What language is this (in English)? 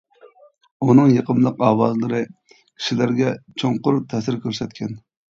Uyghur